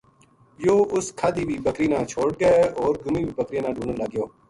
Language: Gujari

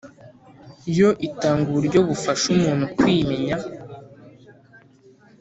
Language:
Kinyarwanda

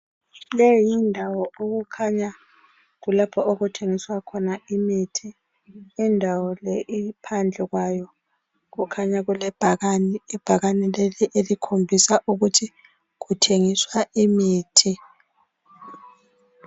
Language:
North Ndebele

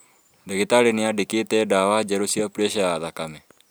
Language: Kikuyu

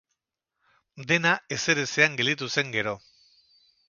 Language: Basque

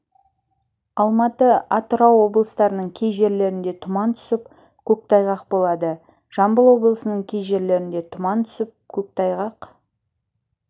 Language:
Kazakh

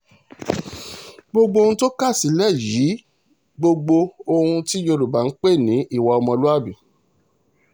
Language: Yoruba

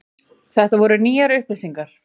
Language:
Icelandic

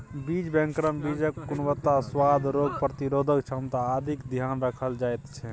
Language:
Maithili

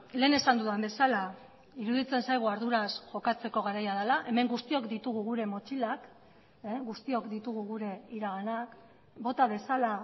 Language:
Basque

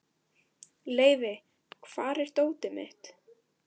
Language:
Icelandic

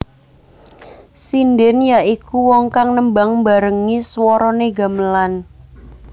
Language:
Javanese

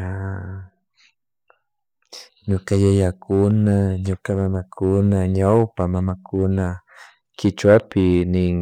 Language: Chimborazo Highland Quichua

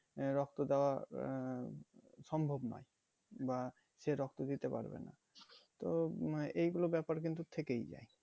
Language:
Bangla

